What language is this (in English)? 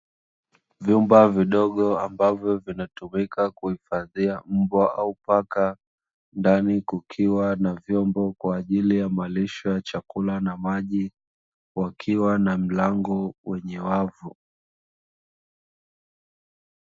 Swahili